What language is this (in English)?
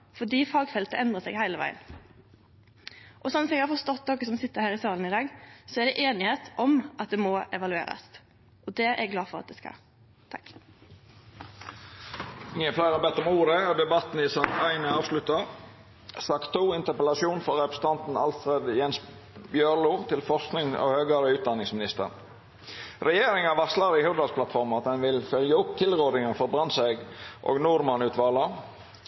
Norwegian Nynorsk